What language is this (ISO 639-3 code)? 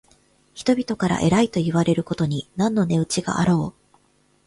jpn